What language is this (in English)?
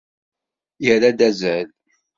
Kabyle